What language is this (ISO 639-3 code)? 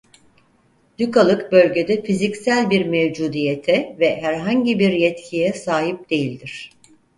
tur